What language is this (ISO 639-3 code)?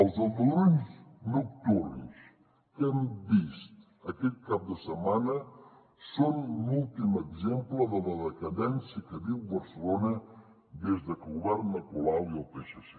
cat